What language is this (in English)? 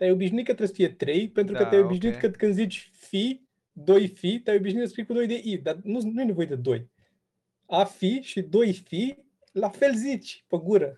Romanian